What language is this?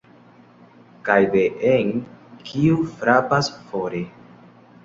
Esperanto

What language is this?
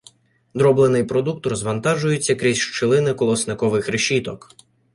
Ukrainian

